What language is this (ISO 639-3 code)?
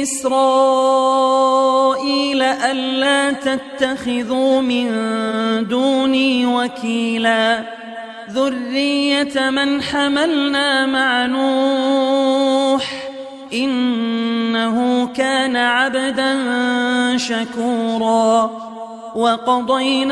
ara